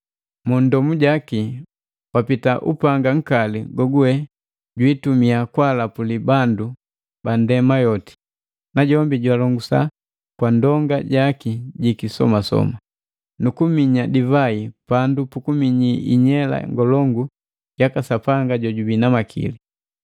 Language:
Matengo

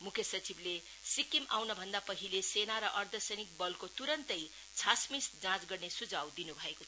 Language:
Nepali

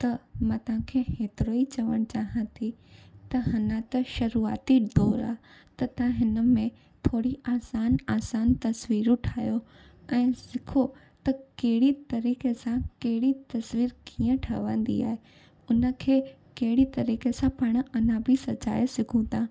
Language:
Sindhi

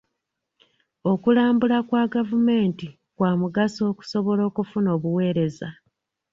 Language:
Ganda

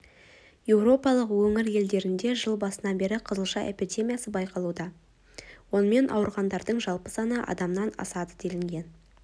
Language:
Kazakh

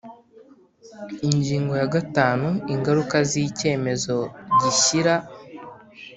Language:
Kinyarwanda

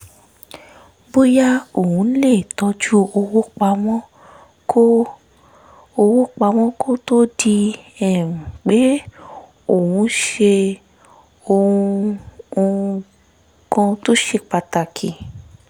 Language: Yoruba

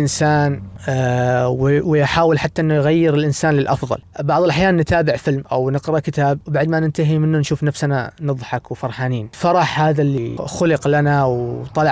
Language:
Arabic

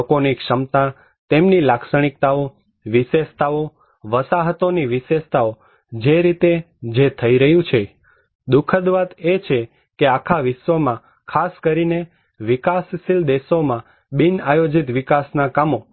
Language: Gujarati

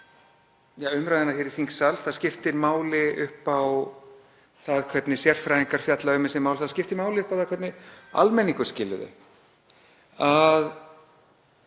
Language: Icelandic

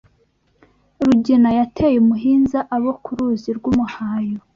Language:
Kinyarwanda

